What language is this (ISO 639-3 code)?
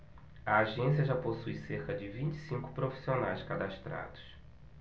por